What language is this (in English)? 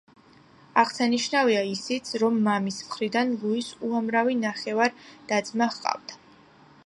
Georgian